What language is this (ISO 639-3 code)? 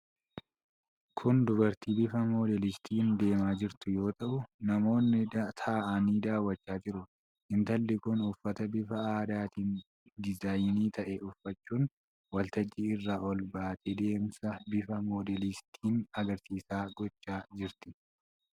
orm